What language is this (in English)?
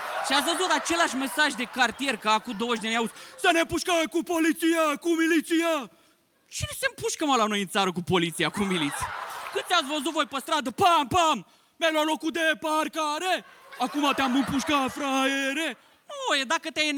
Romanian